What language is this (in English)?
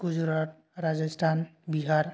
Bodo